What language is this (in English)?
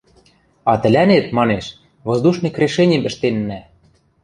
Western Mari